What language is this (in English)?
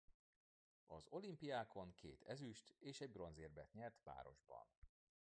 Hungarian